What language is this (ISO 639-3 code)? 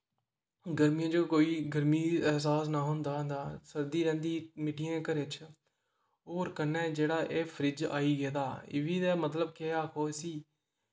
doi